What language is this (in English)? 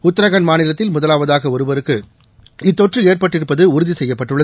Tamil